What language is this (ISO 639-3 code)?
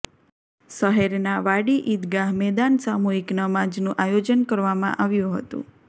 guj